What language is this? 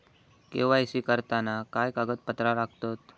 Marathi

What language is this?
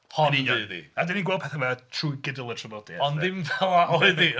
Welsh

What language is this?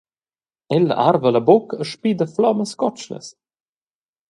Romansh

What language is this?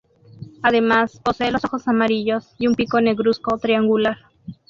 Spanish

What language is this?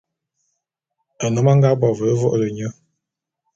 Bulu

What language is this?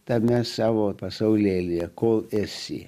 Lithuanian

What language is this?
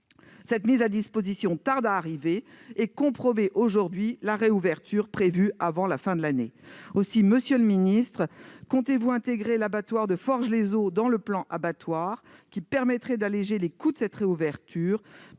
French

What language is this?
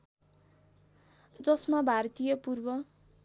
Nepali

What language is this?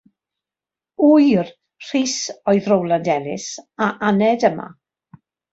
Welsh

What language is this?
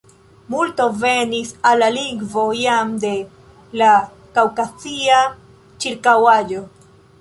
Esperanto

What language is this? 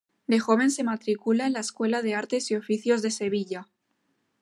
Spanish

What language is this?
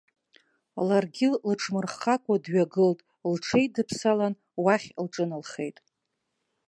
Abkhazian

